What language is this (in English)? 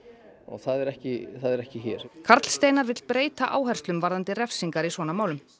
Icelandic